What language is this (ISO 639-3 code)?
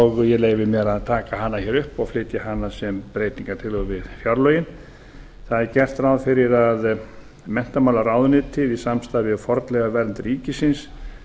isl